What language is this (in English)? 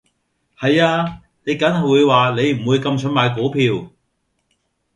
Cantonese